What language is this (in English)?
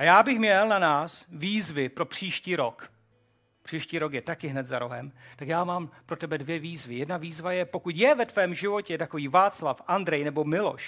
Czech